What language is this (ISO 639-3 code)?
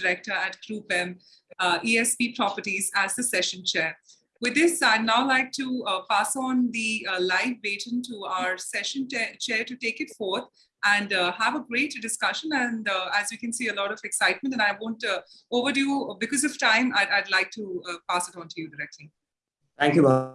eng